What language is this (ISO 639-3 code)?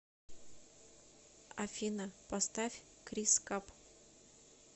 rus